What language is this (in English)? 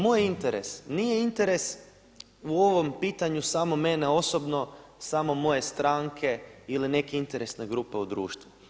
Croatian